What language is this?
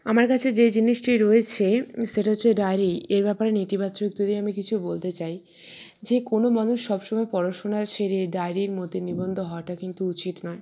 Bangla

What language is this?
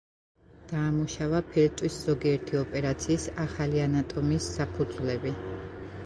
Georgian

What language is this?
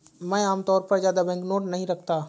Hindi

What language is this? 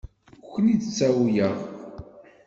Kabyle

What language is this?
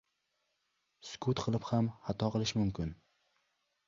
Uzbek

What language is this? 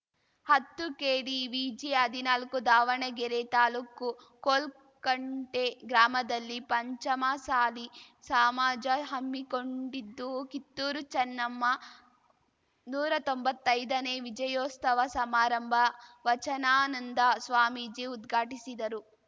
Kannada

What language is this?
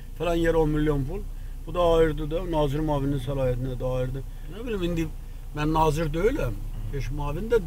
Turkish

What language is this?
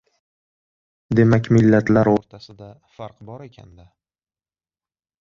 Uzbek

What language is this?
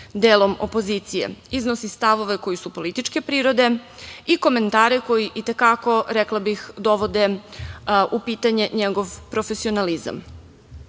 Serbian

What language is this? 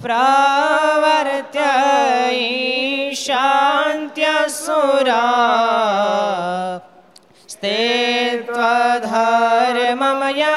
Gujarati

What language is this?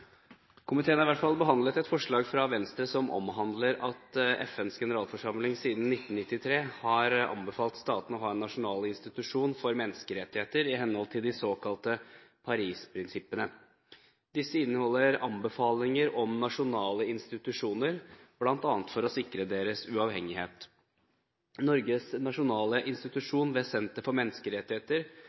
Norwegian Bokmål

